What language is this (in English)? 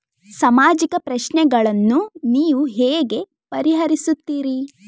Kannada